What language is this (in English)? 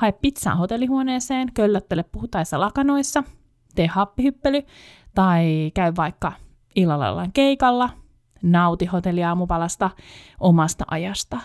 Finnish